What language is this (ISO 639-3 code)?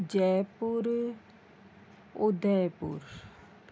snd